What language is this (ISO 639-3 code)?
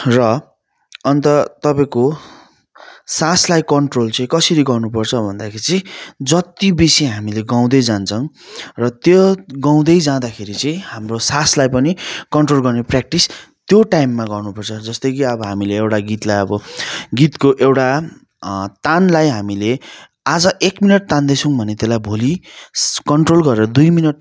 nep